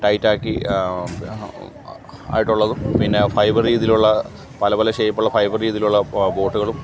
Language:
Malayalam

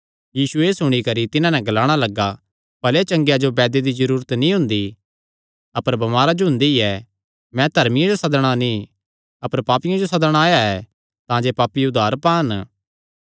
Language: Kangri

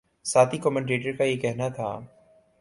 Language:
Urdu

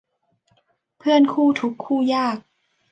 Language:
Thai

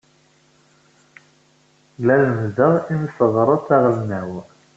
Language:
Kabyle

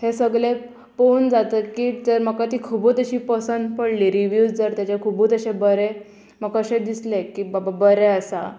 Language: Konkani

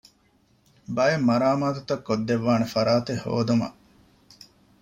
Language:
Divehi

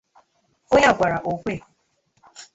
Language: Igbo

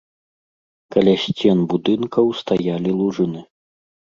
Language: Belarusian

